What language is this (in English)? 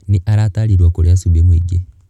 Kikuyu